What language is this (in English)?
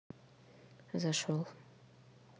Russian